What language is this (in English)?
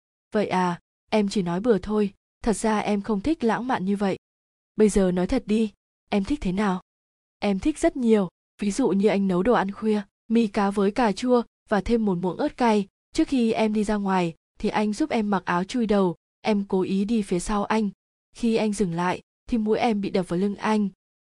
Vietnamese